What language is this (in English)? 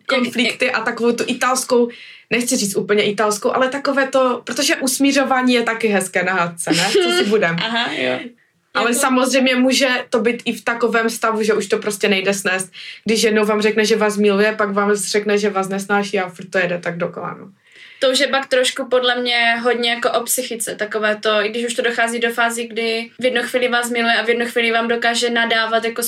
Czech